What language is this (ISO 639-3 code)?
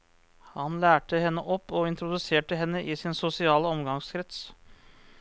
nor